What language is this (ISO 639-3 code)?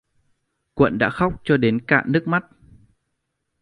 vie